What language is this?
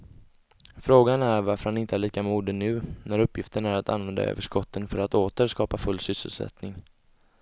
Swedish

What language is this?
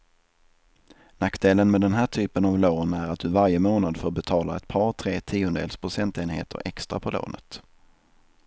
Swedish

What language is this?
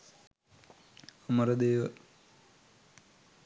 Sinhala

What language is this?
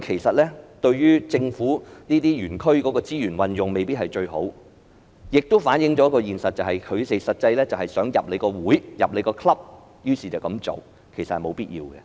Cantonese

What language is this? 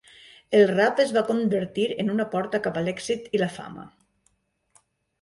Catalan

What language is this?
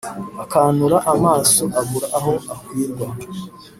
Kinyarwanda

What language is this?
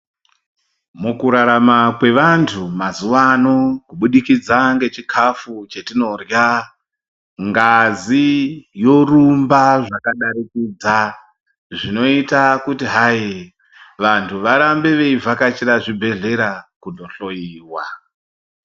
Ndau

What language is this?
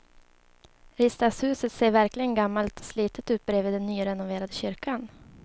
Swedish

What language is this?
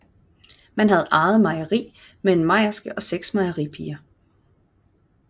Danish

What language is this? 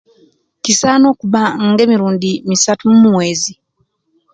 Kenyi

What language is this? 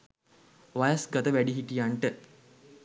Sinhala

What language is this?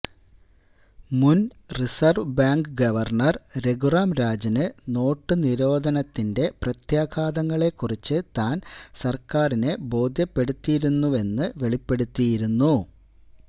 Malayalam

